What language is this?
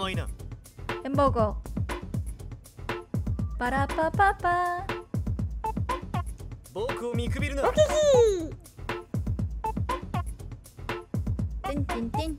Korean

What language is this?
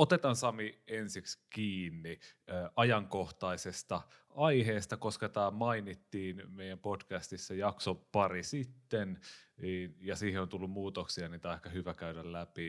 Finnish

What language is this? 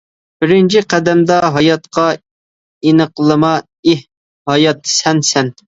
Uyghur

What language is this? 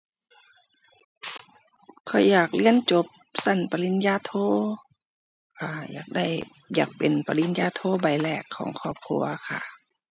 Thai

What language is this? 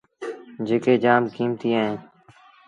Sindhi Bhil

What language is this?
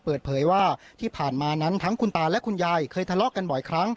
Thai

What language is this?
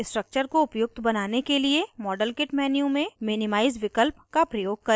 Hindi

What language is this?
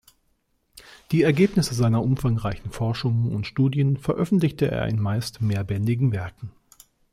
German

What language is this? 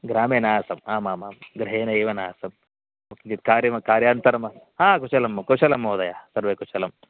Sanskrit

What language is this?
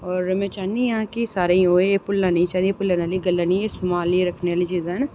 Dogri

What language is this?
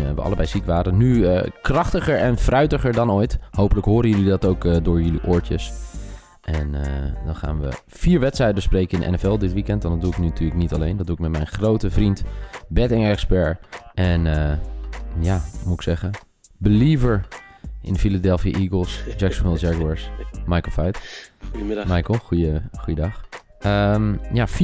Dutch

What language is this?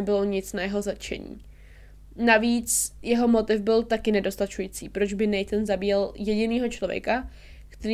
Czech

